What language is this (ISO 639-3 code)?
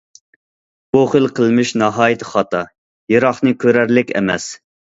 uig